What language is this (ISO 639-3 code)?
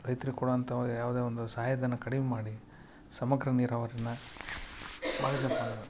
kan